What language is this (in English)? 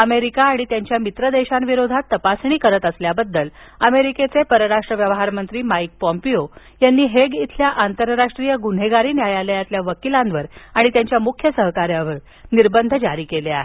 Marathi